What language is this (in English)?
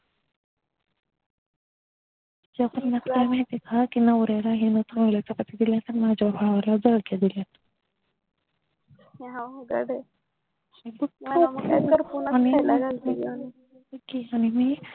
Marathi